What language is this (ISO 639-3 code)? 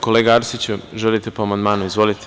srp